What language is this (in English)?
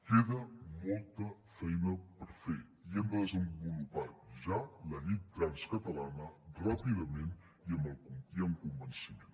Catalan